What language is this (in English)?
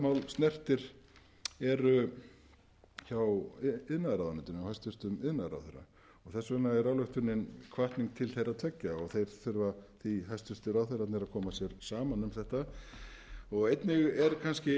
Icelandic